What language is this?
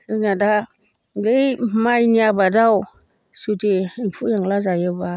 Bodo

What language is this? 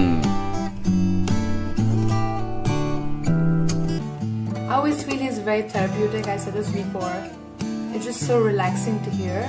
English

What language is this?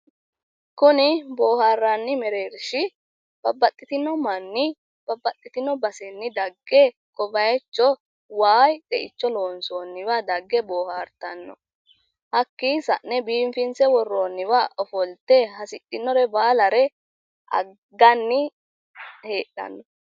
Sidamo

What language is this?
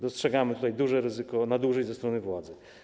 Polish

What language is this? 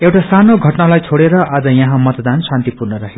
Nepali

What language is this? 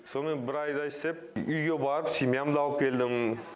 Kazakh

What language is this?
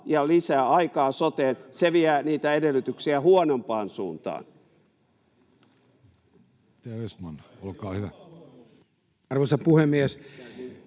Finnish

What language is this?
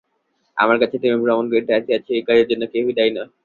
Bangla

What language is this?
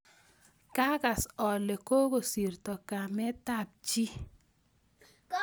Kalenjin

